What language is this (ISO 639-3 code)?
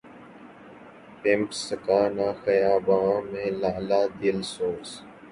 urd